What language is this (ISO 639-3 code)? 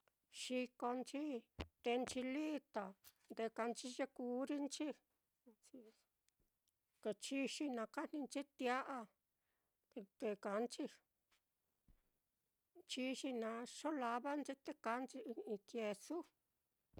vmm